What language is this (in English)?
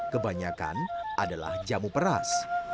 Indonesian